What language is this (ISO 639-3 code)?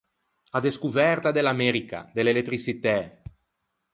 lij